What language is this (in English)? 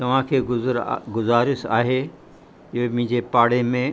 Sindhi